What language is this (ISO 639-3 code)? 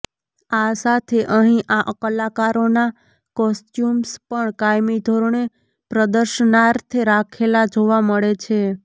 guj